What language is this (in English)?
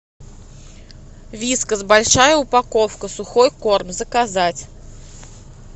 Russian